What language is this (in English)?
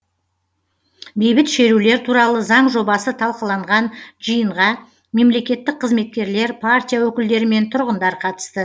Kazakh